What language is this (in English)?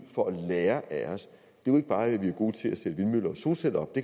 Danish